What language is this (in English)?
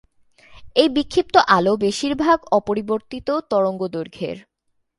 Bangla